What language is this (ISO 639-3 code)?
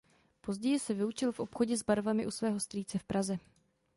ces